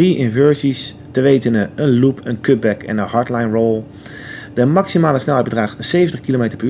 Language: Dutch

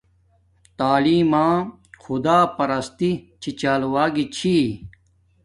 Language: Domaaki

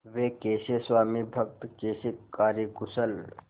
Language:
Hindi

